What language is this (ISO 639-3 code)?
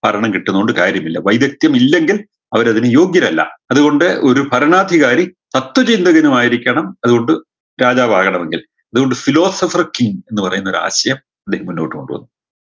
mal